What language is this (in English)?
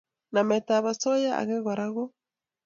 Kalenjin